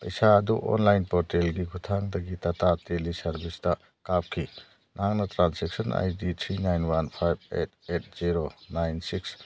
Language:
Manipuri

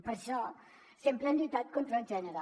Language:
Catalan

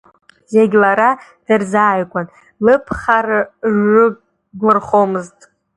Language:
Abkhazian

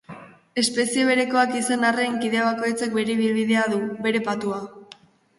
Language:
Basque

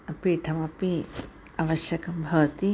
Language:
Sanskrit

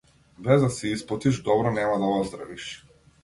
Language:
Macedonian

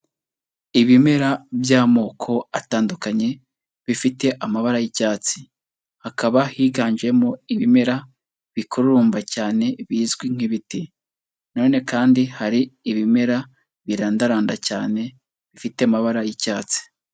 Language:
Kinyarwanda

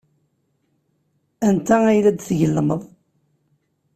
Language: Kabyle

